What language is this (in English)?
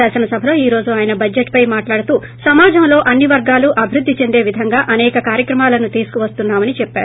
Telugu